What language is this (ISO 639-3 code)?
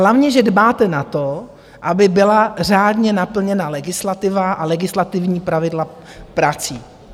ces